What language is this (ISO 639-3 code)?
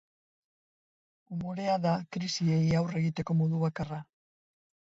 eus